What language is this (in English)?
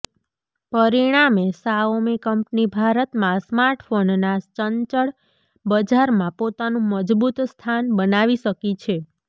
Gujarati